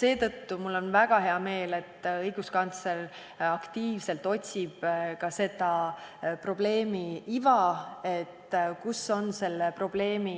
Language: Estonian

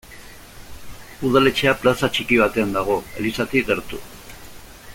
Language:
Basque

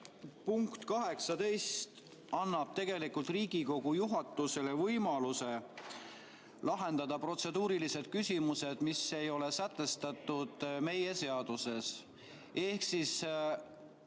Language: Estonian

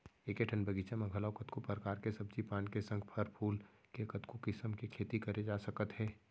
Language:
Chhattisgarhi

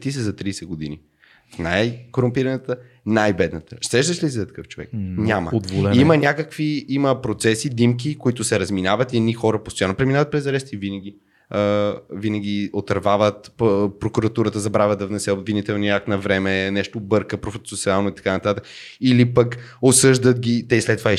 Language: Bulgarian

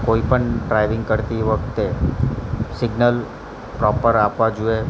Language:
Gujarati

